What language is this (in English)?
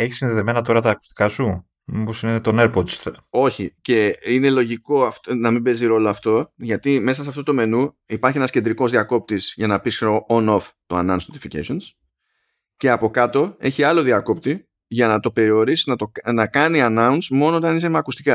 Greek